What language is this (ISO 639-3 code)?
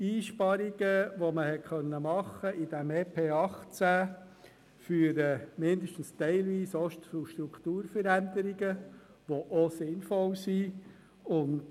gsw